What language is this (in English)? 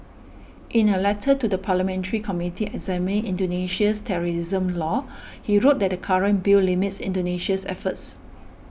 English